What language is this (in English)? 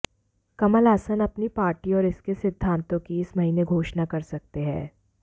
Hindi